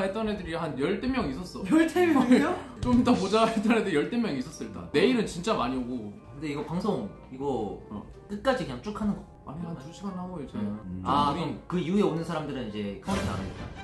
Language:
Korean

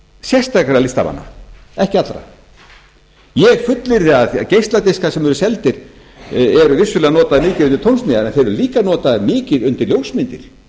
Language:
Icelandic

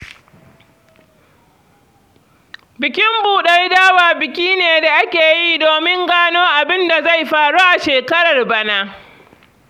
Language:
Hausa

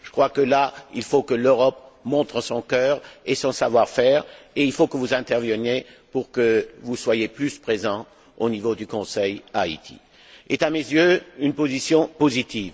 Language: French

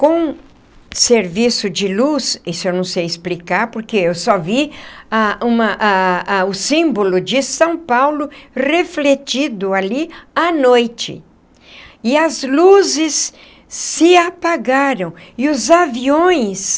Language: Portuguese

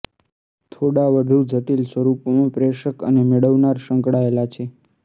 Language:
Gujarati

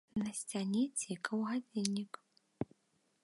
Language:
Belarusian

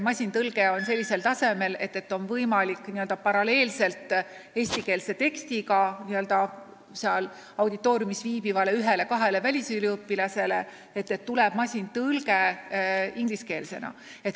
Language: Estonian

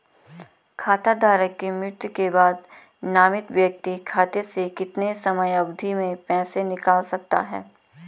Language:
Hindi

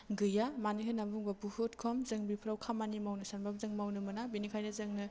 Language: Bodo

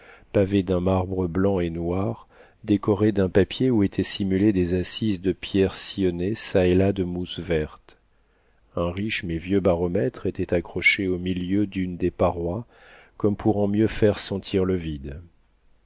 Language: French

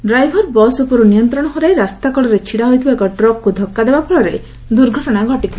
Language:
Odia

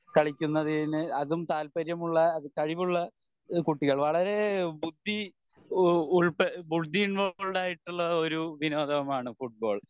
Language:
Malayalam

